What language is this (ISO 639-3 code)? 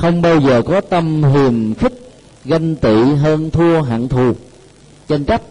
vie